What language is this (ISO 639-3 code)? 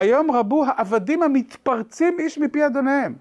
heb